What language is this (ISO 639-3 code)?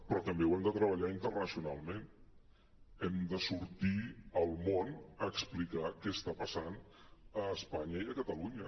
cat